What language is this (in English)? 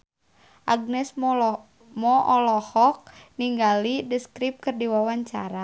Sundanese